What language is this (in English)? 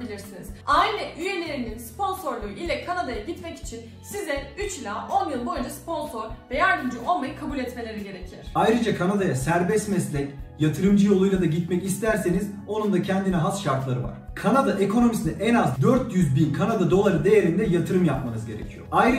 Turkish